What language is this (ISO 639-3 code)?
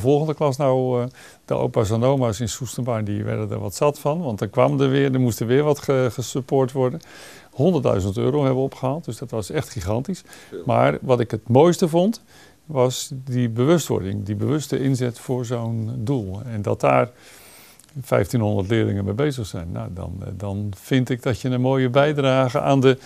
nld